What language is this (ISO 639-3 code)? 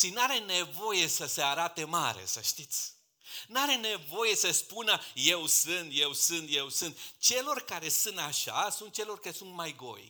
ron